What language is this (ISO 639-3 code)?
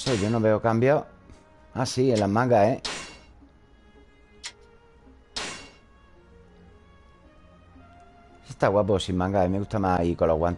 spa